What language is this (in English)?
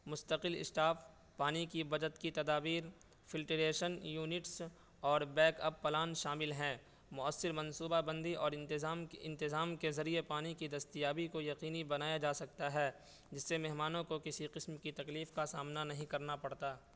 Urdu